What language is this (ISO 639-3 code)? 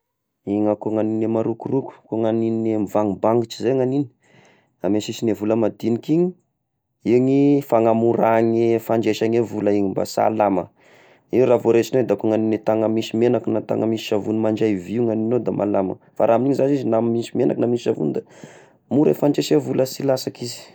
tkg